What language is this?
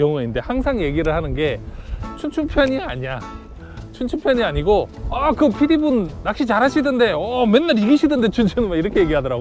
Korean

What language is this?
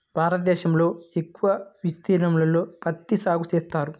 Telugu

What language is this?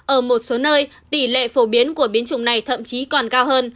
Vietnamese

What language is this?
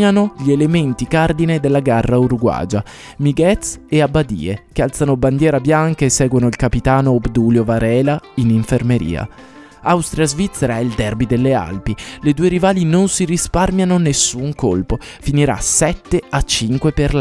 Italian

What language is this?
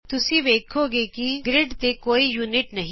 Punjabi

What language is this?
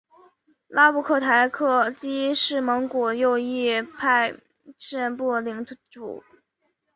Chinese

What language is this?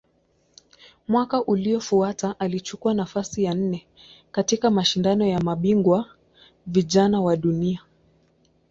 Swahili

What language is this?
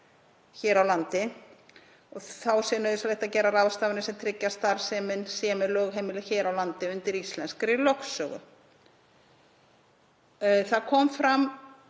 Icelandic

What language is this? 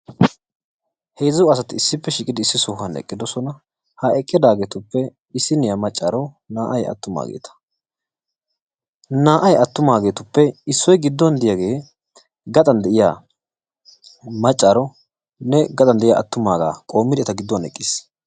Wolaytta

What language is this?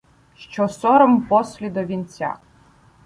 Ukrainian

